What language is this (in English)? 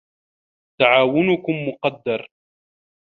Arabic